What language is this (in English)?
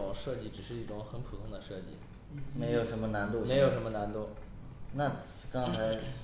Chinese